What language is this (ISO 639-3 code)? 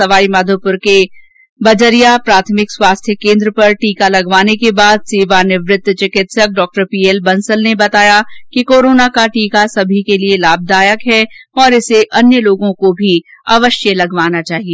hin